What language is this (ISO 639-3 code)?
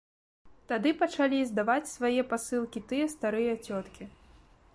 bel